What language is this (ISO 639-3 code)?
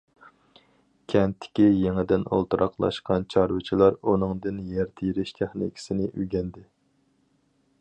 uig